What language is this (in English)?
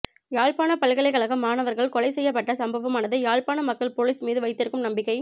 Tamil